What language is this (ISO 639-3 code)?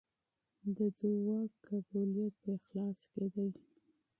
pus